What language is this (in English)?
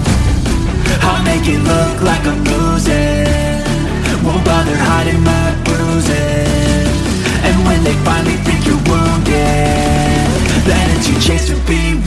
English